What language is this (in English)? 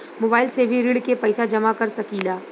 Bhojpuri